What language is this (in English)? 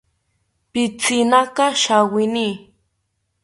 South Ucayali Ashéninka